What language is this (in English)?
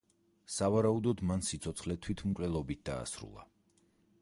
Georgian